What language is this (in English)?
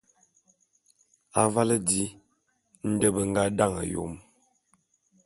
Bulu